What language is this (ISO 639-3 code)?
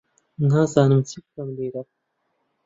ckb